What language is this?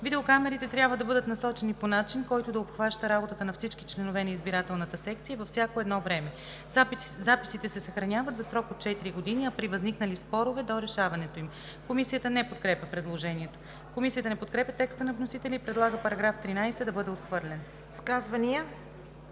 Bulgarian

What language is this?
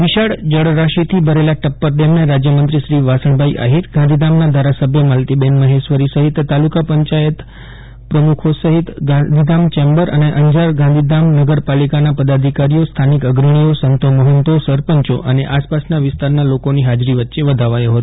Gujarati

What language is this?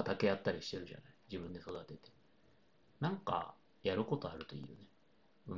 Japanese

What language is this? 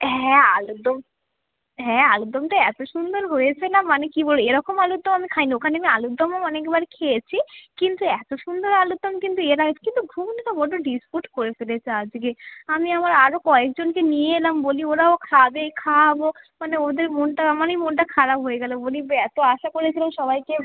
Bangla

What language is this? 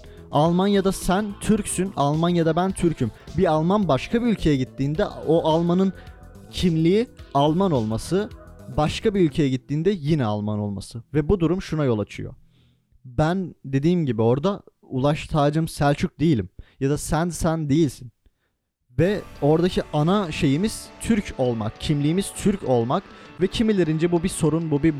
Turkish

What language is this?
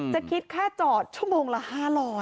Thai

